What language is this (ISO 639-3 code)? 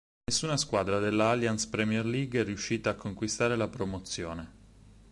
ita